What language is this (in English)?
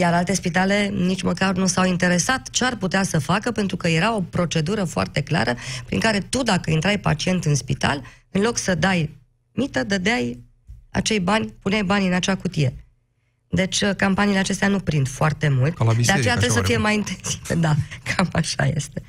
Romanian